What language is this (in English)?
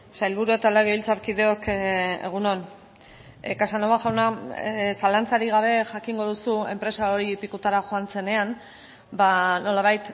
Basque